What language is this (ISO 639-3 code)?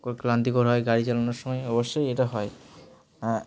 ben